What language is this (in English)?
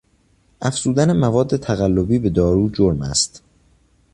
Persian